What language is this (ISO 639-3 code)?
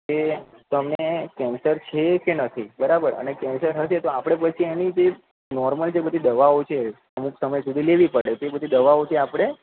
guj